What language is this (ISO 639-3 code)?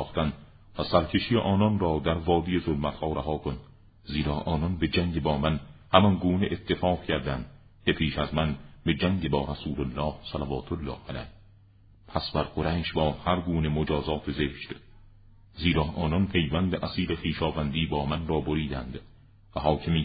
fas